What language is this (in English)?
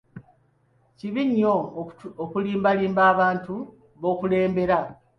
Ganda